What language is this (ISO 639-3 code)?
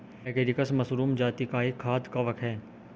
hin